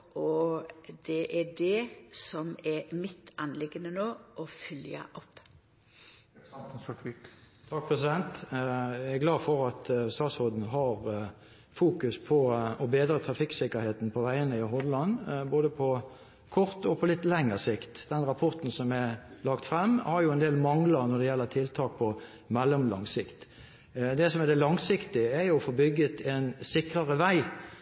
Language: Norwegian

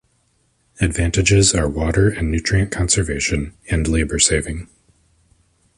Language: English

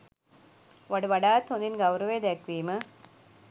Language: Sinhala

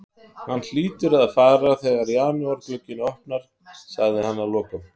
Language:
Icelandic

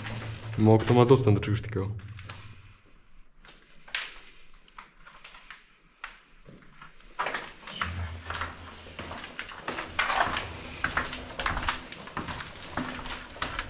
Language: Polish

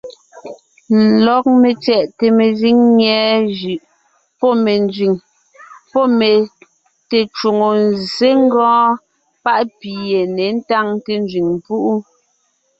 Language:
Ngiemboon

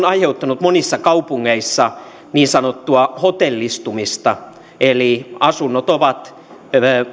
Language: Finnish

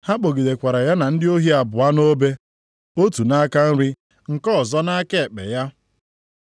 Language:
Igbo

